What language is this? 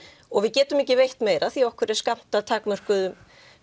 Icelandic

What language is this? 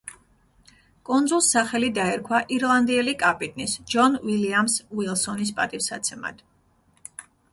Georgian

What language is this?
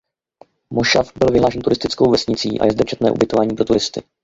Czech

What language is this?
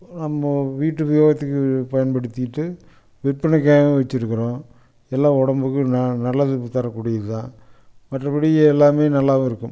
Tamil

